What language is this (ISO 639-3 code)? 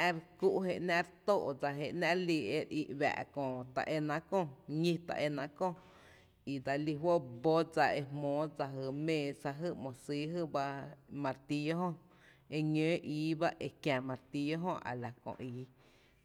cte